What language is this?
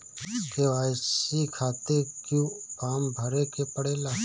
Bhojpuri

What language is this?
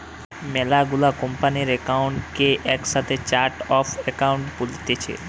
Bangla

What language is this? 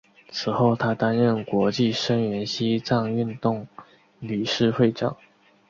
Chinese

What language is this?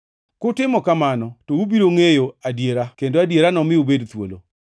Luo (Kenya and Tanzania)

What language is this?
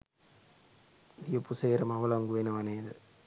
Sinhala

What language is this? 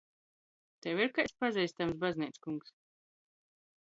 Latgalian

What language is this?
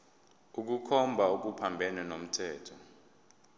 Zulu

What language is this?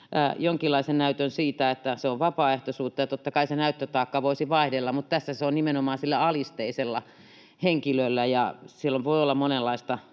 Finnish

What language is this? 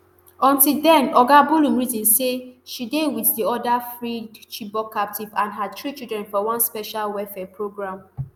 Nigerian Pidgin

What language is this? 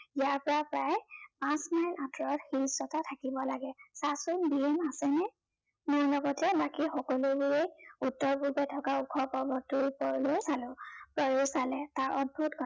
Assamese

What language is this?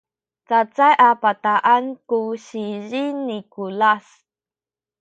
Sakizaya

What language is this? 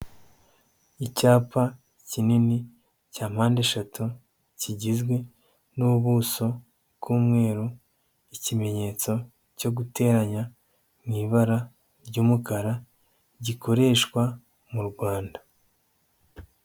Kinyarwanda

